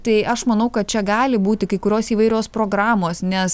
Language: Lithuanian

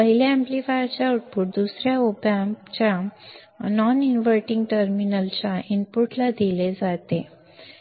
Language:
Marathi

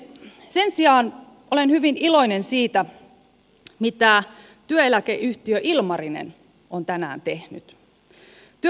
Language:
Finnish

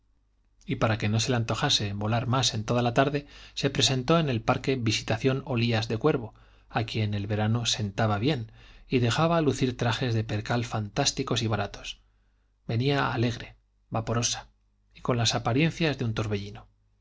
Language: Spanish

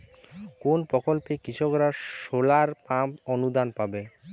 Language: Bangla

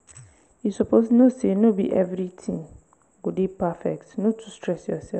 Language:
Nigerian Pidgin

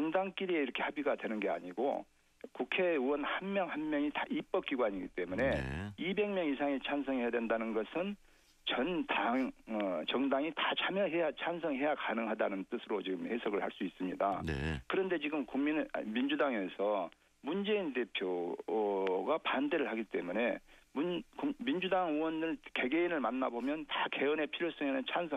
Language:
Korean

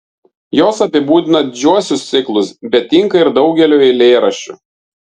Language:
Lithuanian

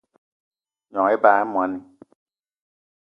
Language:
Eton (Cameroon)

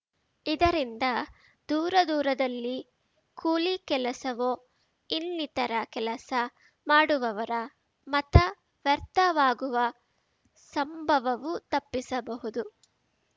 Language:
Kannada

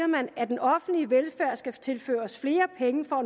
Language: Danish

